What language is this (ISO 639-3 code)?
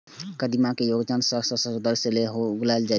mai